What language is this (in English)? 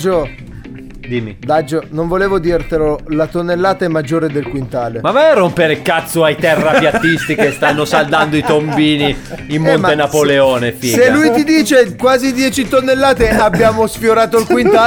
Italian